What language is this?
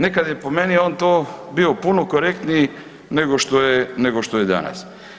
Croatian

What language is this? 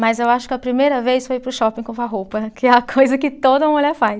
Portuguese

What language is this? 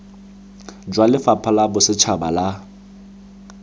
Tswana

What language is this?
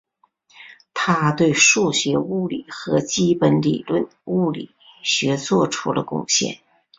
Chinese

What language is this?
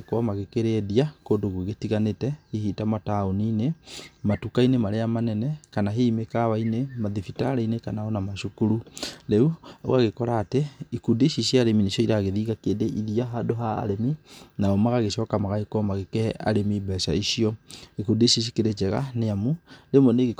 Kikuyu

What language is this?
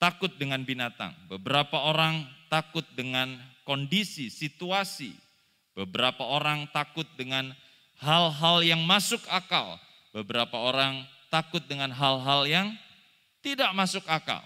Indonesian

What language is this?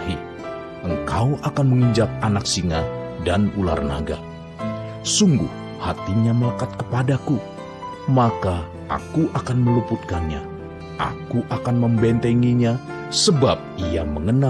Indonesian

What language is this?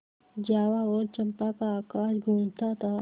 Hindi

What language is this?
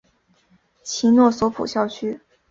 Chinese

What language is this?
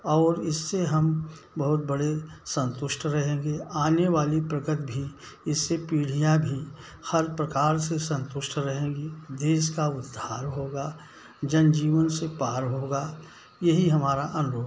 Hindi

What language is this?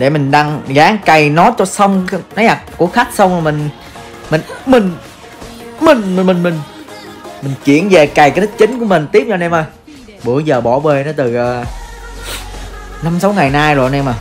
Vietnamese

